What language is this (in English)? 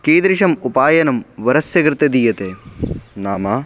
Sanskrit